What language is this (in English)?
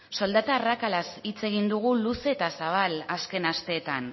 Basque